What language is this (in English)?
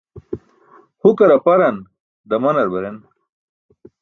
Burushaski